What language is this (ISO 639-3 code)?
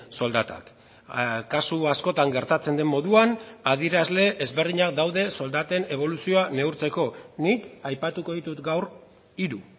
eus